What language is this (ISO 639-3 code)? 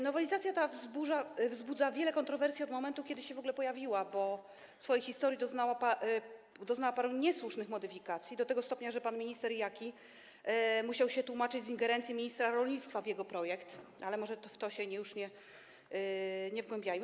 pol